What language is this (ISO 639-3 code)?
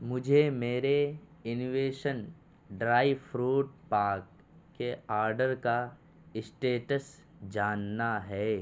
urd